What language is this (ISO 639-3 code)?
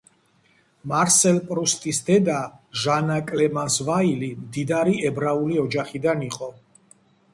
kat